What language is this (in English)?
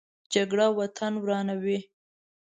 Pashto